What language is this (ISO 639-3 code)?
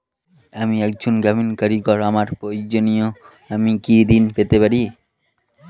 ben